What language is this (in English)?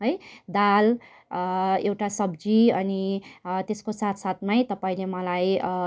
Nepali